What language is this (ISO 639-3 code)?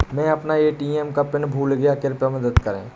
hin